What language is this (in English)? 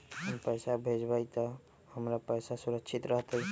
Magahi